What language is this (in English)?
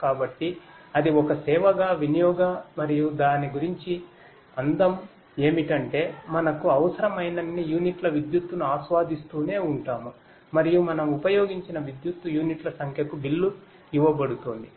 Telugu